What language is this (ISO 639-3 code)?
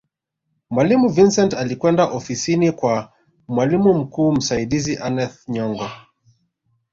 swa